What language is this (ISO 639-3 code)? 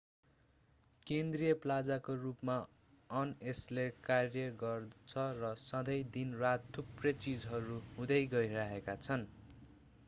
nep